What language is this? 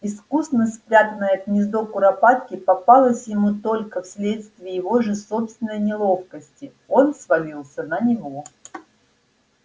Russian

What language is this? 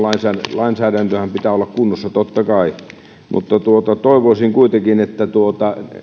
Finnish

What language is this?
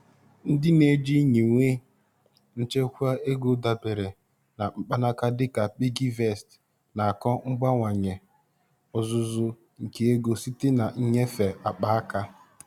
Igbo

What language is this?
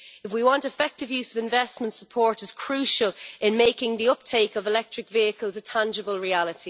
English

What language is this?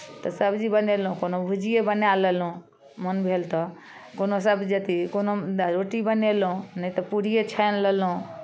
Maithili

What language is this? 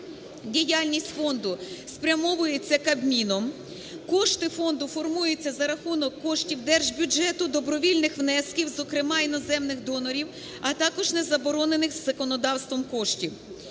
Ukrainian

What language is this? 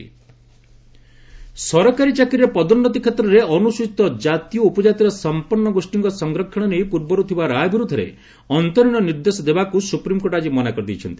Odia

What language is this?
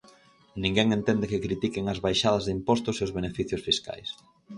Galician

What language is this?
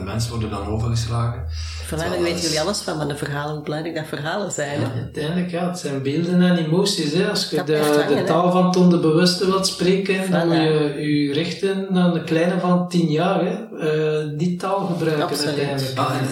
Dutch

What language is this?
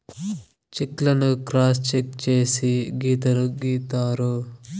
Telugu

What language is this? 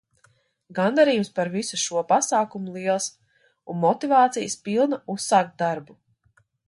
Latvian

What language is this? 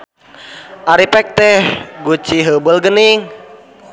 Sundanese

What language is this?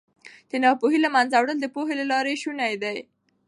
Pashto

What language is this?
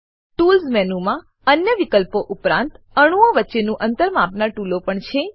Gujarati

